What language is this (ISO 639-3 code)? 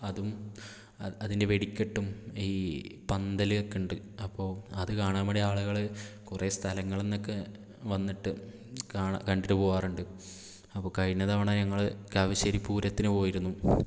mal